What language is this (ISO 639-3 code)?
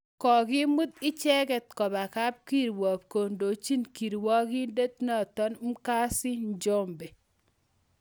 kln